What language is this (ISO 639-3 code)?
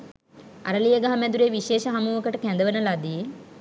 sin